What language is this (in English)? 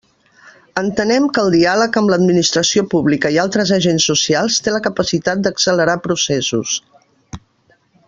Catalan